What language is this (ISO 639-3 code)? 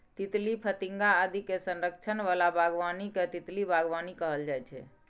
mai